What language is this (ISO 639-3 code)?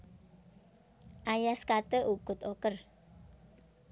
jav